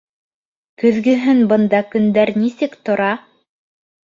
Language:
Bashkir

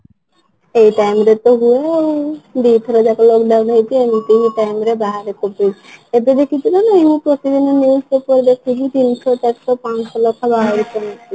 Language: Odia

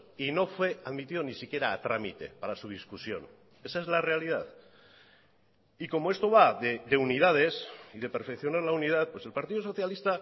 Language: Spanish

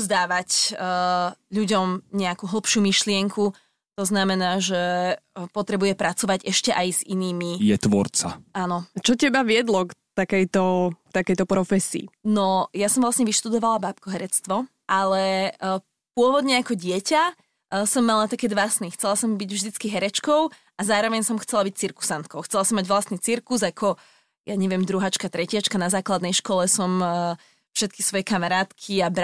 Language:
Slovak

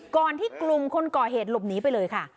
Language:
Thai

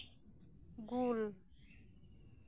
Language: Santali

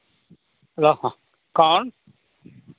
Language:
Hindi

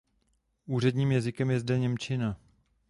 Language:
Czech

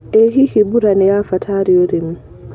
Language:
Kikuyu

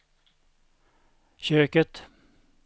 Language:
Swedish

